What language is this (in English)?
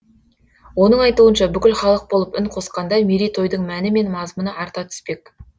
Kazakh